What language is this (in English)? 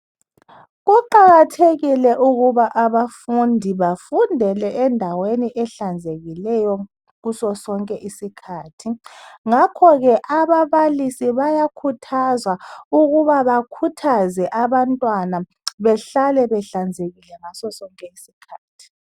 North Ndebele